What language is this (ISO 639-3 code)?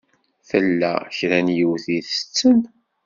kab